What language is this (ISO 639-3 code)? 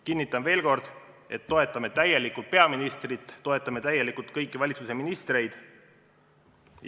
est